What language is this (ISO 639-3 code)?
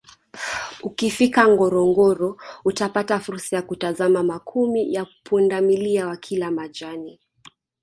swa